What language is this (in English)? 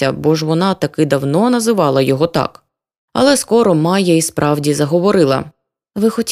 Ukrainian